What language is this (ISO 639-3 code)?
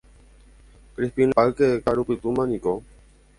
grn